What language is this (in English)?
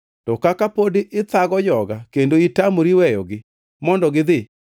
Luo (Kenya and Tanzania)